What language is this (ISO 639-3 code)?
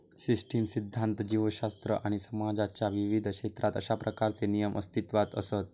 mar